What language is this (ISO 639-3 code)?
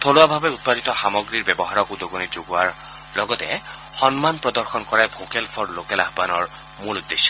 asm